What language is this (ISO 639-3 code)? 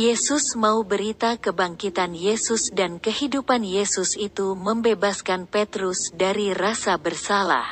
ind